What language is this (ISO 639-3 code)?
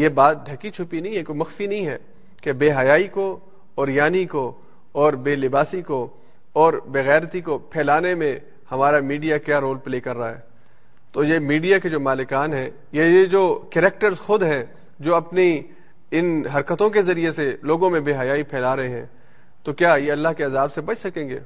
urd